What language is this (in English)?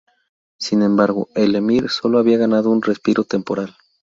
Spanish